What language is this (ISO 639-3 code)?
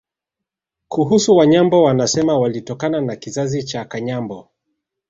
swa